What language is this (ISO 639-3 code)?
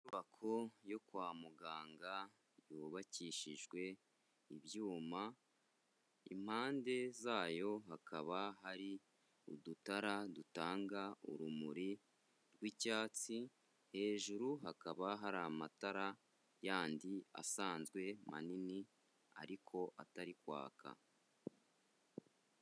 kin